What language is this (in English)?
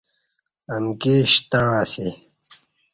Kati